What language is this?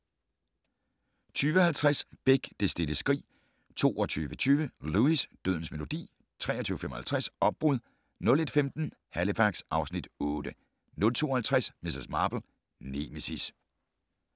Danish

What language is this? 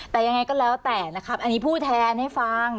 Thai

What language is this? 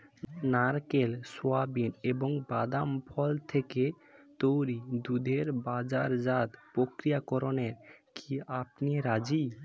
Bangla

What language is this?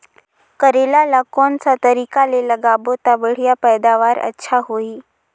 Chhattisgarhi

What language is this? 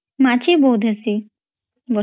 Odia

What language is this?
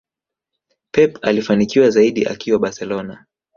Swahili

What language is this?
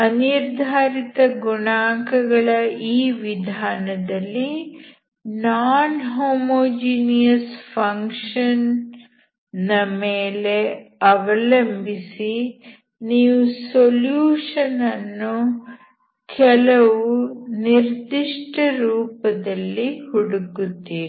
Kannada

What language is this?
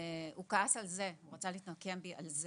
Hebrew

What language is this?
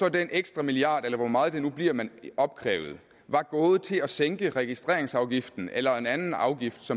Danish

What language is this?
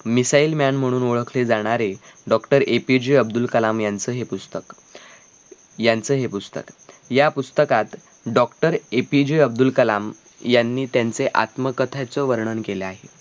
Marathi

